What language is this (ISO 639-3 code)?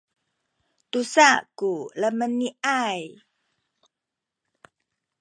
szy